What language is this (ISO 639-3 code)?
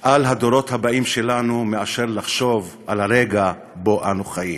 heb